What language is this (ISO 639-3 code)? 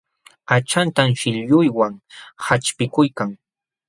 qxw